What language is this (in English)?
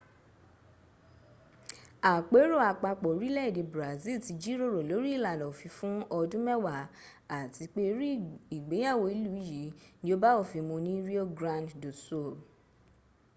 Yoruba